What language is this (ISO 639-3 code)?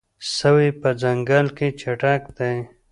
pus